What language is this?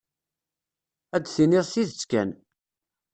Kabyle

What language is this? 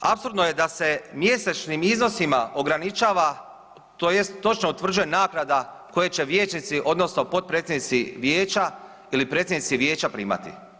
Croatian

